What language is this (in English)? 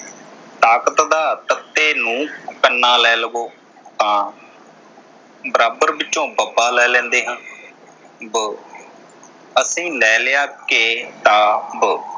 Punjabi